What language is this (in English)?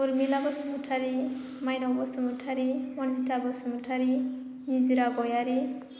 Bodo